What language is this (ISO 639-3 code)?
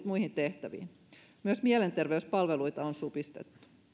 fin